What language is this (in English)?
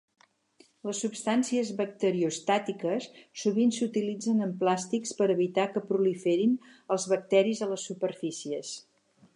Catalan